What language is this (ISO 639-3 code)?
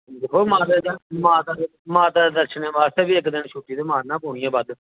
doi